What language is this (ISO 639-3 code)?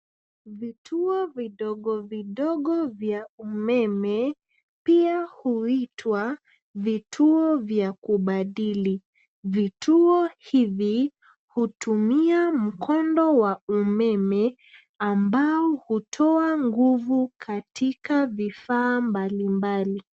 swa